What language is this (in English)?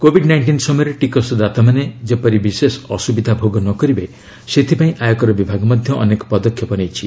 Odia